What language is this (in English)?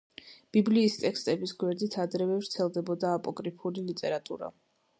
Georgian